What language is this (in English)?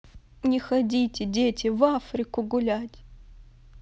Russian